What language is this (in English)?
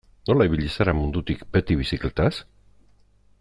Basque